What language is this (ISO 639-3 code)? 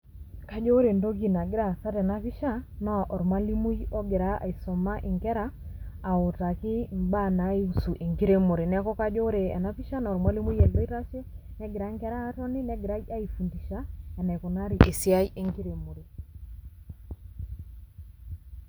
mas